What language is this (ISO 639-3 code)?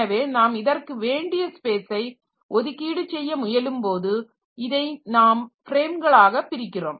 tam